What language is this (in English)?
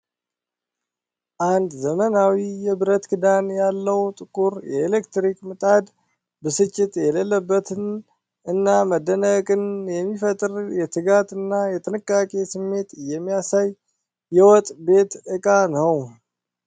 Amharic